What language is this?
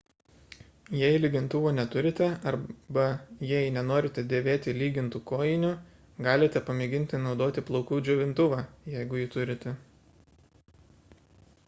Lithuanian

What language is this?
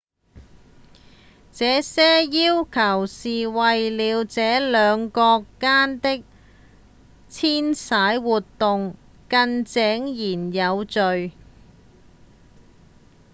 Cantonese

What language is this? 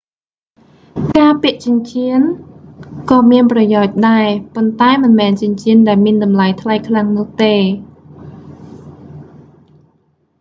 Khmer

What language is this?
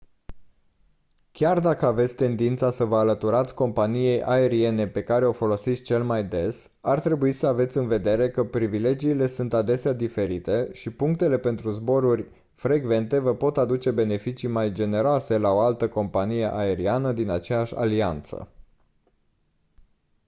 Romanian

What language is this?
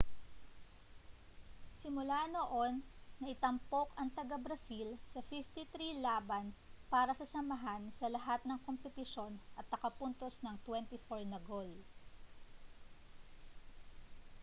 Filipino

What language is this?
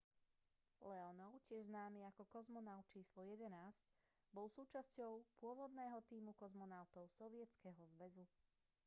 Slovak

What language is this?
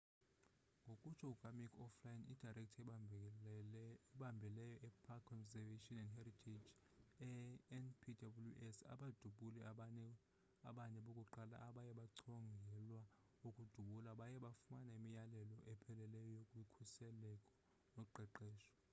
Xhosa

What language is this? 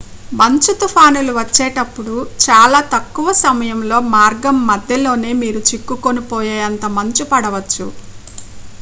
Telugu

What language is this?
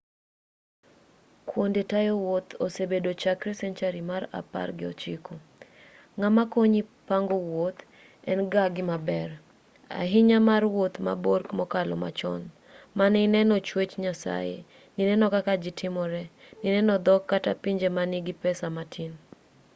Luo (Kenya and Tanzania)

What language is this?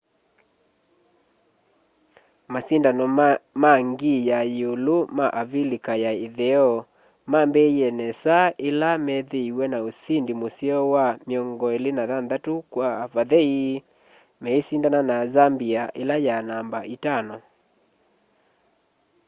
Kamba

